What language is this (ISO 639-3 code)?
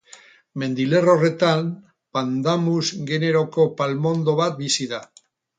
eus